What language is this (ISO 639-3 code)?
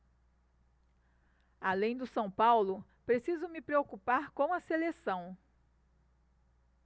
por